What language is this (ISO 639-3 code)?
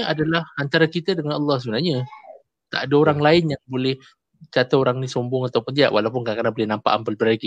msa